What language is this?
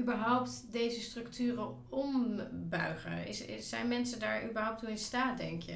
Dutch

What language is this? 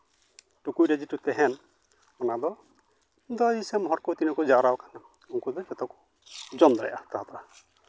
Santali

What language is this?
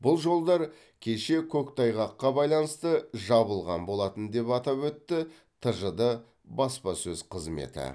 Kazakh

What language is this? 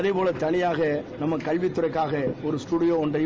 Tamil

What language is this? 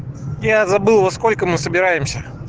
Russian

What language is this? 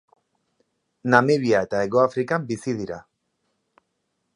Basque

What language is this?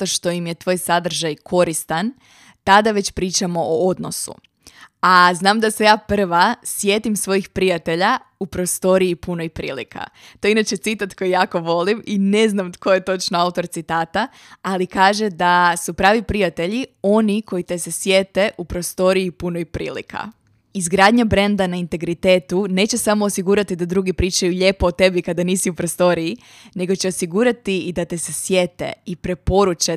Croatian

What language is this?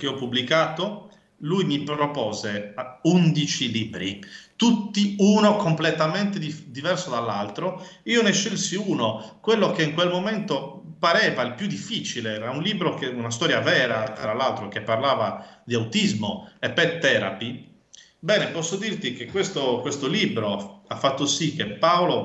Italian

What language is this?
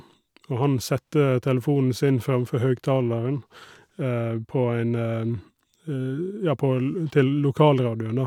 Norwegian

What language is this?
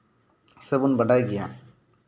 Santali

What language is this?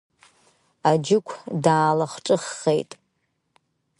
Abkhazian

